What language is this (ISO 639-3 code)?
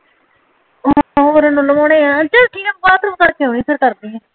pan